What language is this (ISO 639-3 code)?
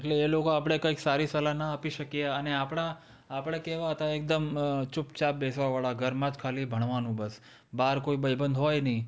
guj